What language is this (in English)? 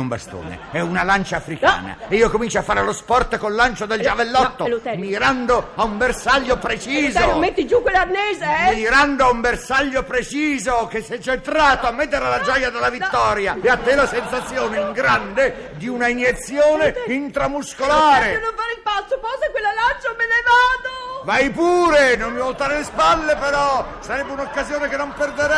Italian